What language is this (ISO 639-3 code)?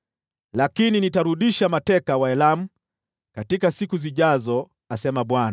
swa